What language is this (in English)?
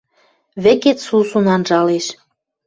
Western Mari